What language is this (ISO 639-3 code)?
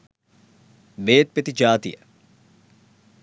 sin